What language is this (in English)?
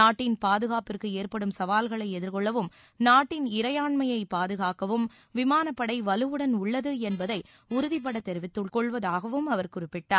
Tamil